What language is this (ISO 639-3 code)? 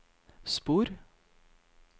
nor